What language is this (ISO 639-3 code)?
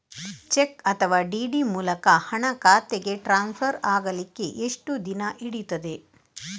kan